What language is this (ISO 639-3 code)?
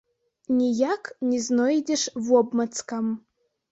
bel